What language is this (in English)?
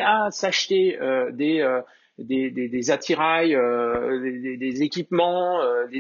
French